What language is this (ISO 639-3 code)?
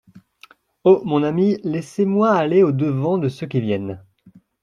fra